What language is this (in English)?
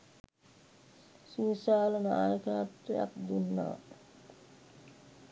Sinhala